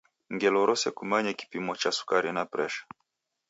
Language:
Taita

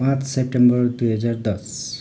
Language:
Nepali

